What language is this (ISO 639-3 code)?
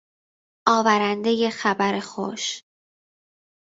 fas